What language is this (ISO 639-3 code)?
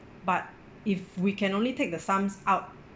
eng